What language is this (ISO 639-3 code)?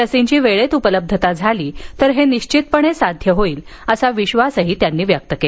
mar